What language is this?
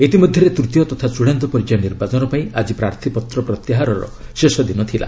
Odia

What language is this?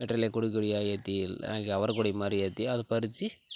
Tamil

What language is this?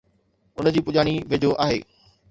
Sindhi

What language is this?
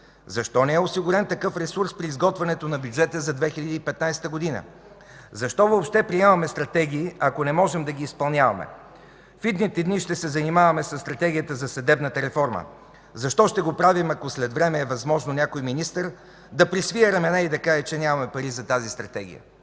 Bulgarian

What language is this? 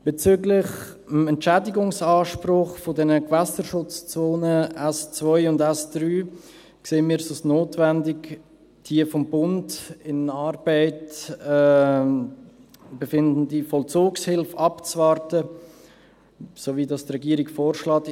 Swiss German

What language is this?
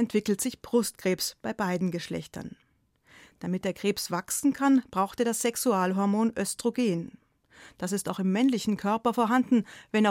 German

